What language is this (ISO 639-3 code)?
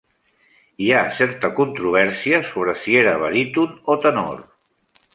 cat